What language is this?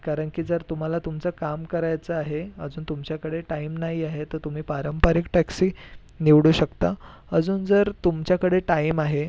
Marathi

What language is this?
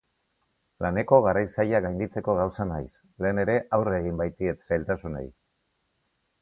Basque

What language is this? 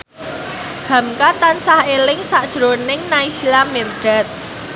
Javanese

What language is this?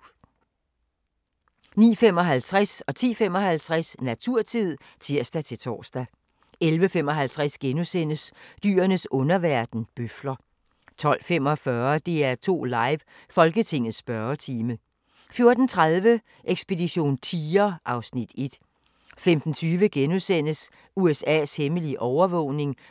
Danish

